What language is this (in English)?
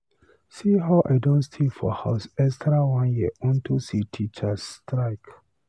Nigerian Pidgin